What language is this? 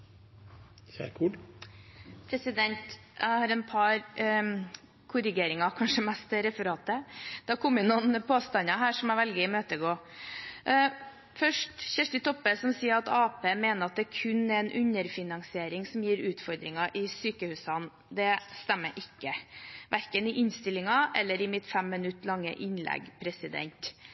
Norwegian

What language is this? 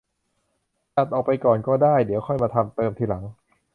Thai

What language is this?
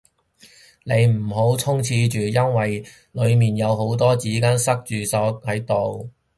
Cantonese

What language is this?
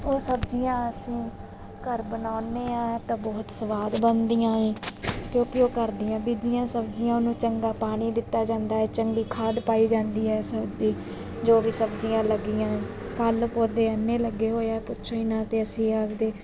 Punjabi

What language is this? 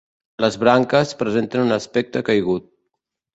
Catalan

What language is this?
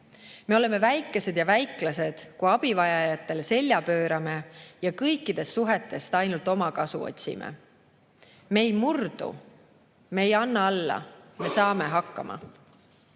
Estonian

